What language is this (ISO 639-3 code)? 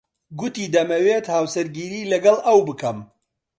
ckb